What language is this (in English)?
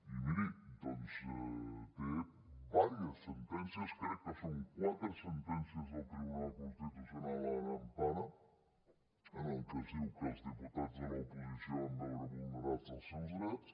Catalan